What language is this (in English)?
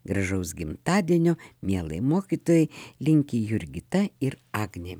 Lithuanian